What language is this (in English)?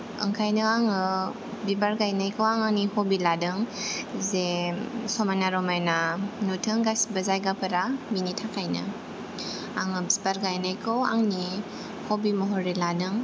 Bodo